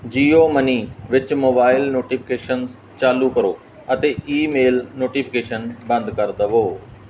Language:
Punjabi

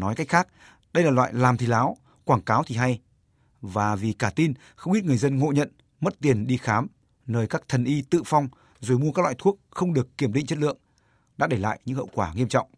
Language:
Vietnamese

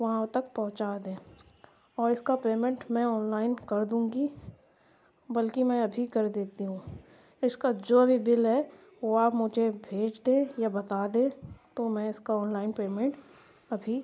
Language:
Urdu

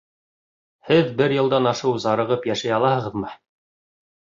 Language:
Bashkir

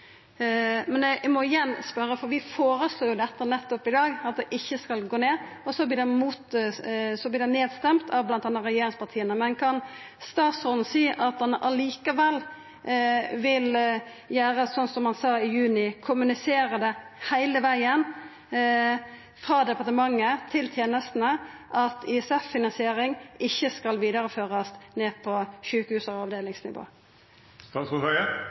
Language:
Norwegian Nynorsk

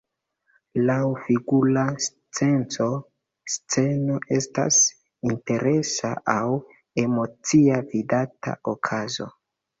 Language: Esperanto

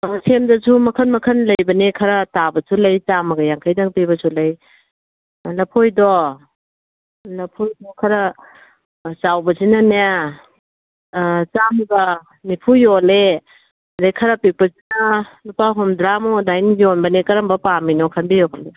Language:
Manipuri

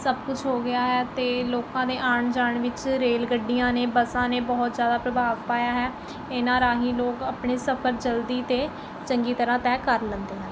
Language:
Punjabi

